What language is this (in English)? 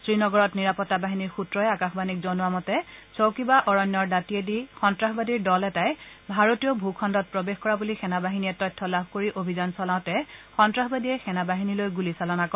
Assamese